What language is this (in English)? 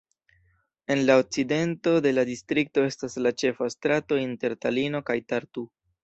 Esperanto